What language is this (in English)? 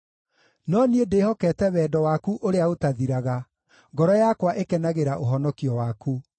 Kikuyu